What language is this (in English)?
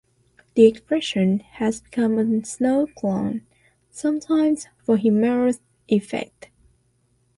English